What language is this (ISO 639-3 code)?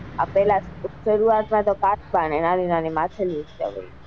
guj